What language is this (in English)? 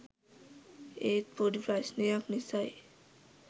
Sinhala